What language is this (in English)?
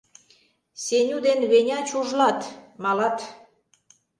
Mari